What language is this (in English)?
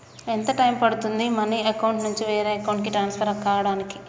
Telugu